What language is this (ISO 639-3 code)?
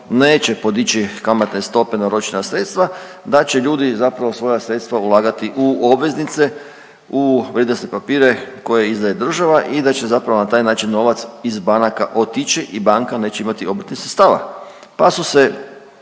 hrv